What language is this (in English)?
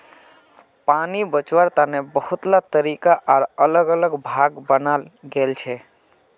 Magahi